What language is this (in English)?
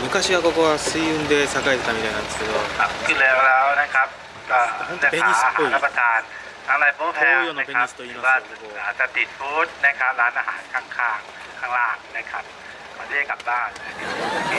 Japanese